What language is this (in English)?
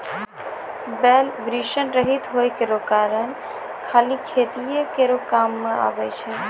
Maithili